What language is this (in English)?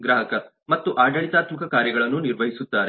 Kannada